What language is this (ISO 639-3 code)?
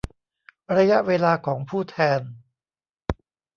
tha